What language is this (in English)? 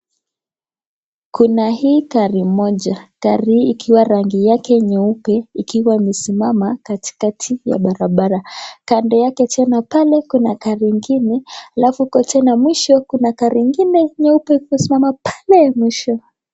Swahili